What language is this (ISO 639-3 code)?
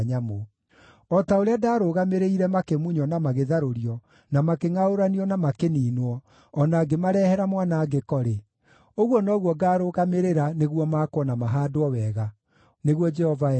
kik